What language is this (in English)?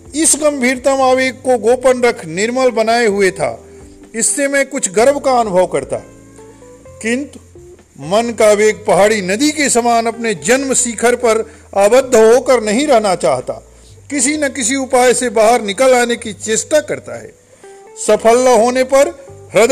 Hindi